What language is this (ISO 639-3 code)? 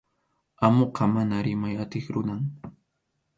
qxu